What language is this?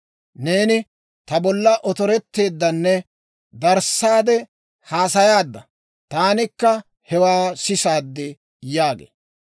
Dawro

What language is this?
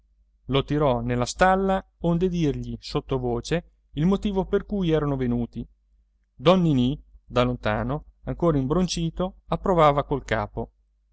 Italian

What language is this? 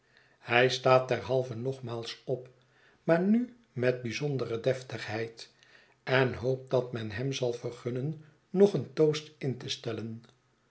Dutch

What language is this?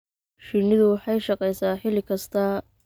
Somali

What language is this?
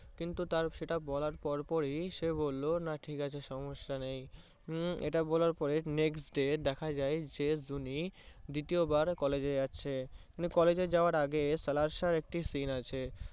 Bangla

